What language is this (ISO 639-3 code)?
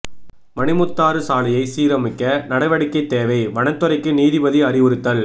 tam